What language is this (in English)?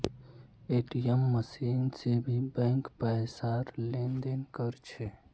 Magahi